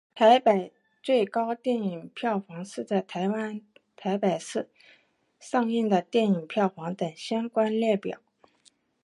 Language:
Chinese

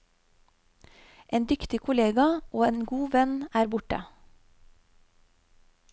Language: Norwegian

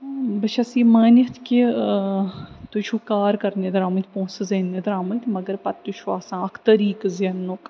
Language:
Kashmiri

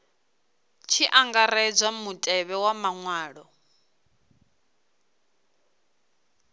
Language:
Venda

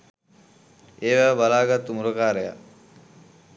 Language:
Sinhala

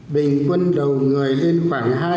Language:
Vietnamese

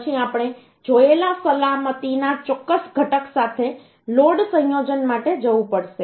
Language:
Gujarati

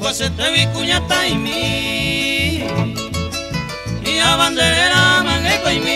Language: Spanish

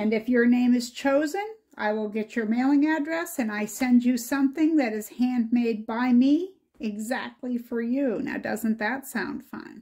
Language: English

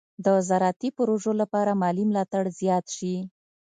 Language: Pashto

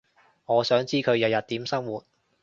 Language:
Cantonese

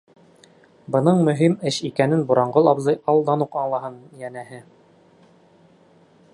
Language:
Bashkir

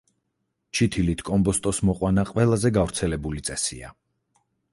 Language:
Georgian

